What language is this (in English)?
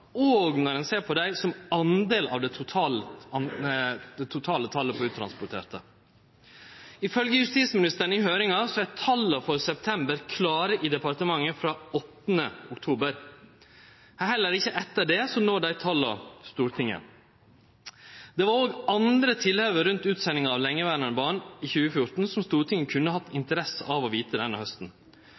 Norwegian Nynorsk